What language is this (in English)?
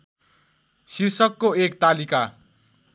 Nepali